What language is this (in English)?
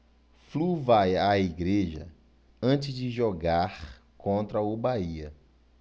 Portuguese